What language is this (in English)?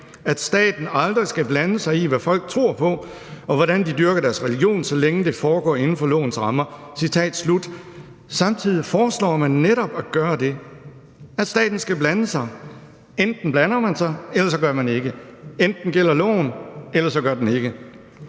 Danish